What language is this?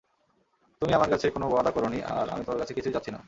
Bangla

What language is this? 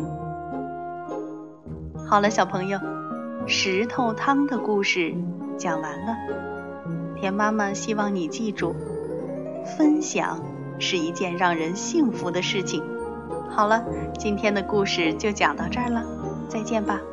Chinese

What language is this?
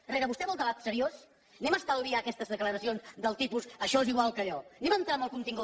Catalan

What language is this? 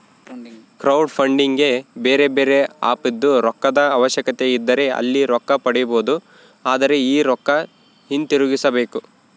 Kannada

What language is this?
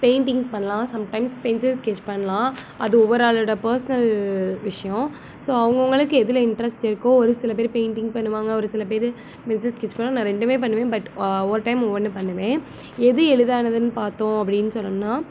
Tamil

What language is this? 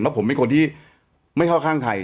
Thai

